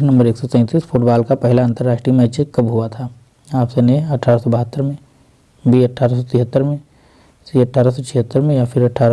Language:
Hindi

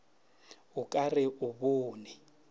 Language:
Northern Sotho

